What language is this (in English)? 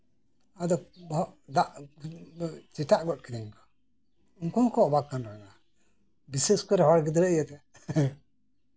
Santali